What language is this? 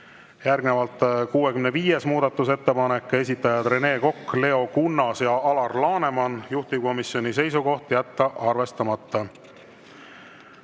Estonian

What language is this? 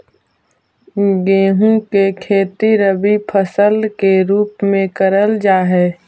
Magahi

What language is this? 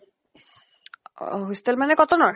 Assamese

